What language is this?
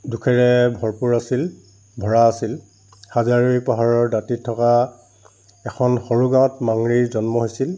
Assamese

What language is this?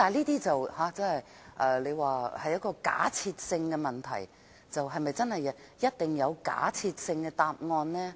Cantonese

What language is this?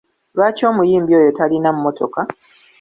Ganda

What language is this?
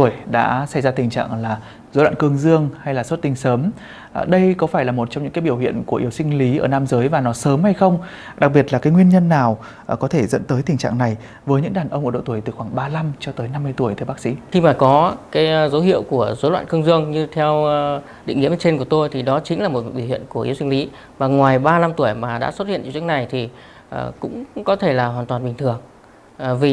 Vietnamese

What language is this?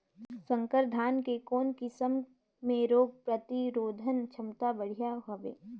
Chhattisgarhi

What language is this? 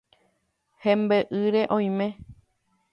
Guarani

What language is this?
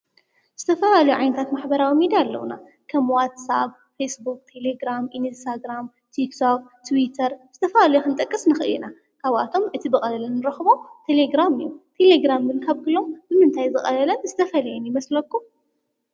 Tigrinya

